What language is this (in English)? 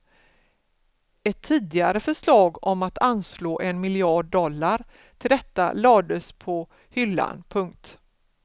Swedish